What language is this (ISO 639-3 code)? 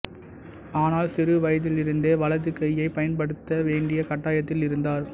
tam